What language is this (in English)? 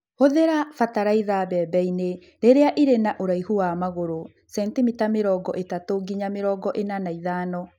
Kikuyu